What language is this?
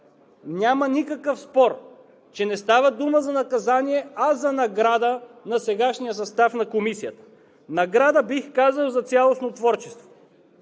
Bulgarian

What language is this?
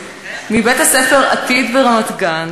Hebrew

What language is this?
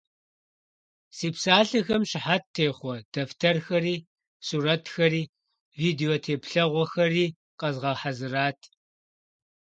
Kabardian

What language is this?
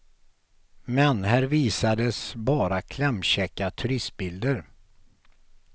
Swedish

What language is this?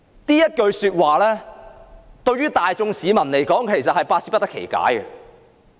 Cantonese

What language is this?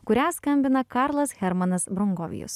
Lithuanian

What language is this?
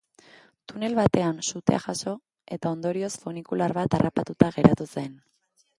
Basque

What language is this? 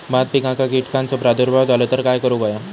Marathi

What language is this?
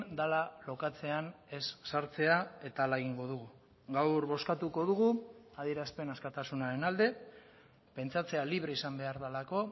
Basque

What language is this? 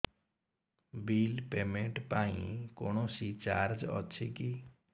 Odia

